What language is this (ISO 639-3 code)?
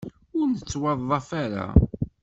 kab